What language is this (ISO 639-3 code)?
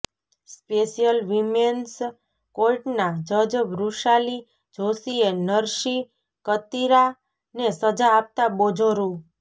guj